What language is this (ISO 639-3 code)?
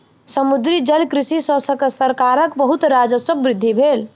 mai